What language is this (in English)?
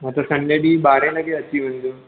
Sindhi